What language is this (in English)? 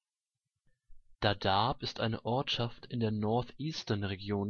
German